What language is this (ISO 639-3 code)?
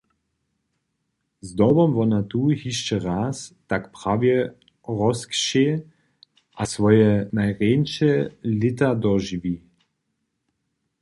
hsb